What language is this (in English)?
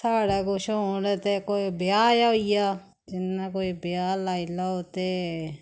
Dogri